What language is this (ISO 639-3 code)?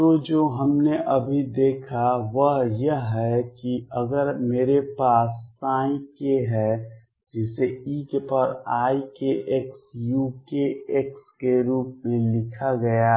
hin